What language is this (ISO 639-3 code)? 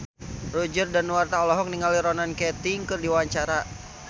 sun